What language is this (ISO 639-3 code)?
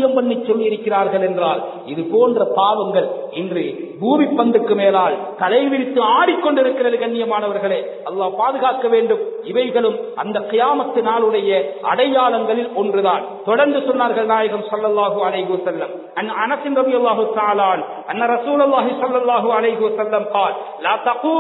ara